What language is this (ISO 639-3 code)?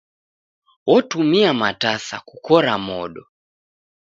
dav